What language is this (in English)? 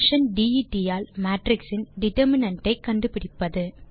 Tamil